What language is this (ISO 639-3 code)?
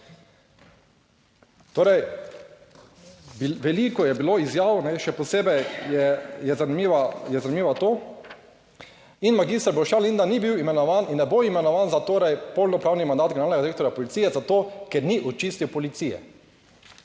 slv